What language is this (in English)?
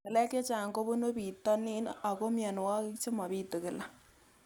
Kalenjin